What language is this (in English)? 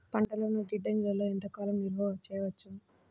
Telugu